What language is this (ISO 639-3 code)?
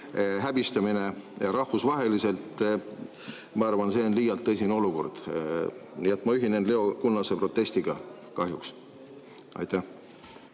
est